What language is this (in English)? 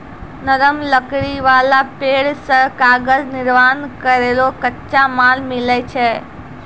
Maithili